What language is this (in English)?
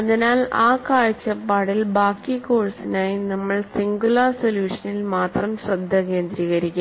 Malayalam